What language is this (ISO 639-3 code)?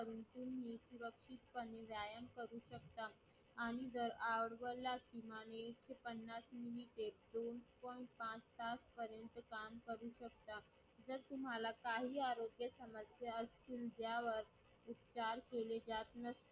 mar